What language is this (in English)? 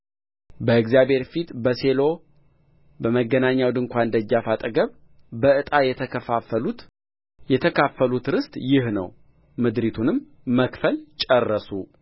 Amharic